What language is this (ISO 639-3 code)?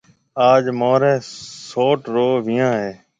mve